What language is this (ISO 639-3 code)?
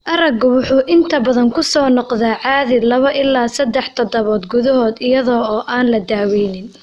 som